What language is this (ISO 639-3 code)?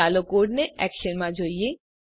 guj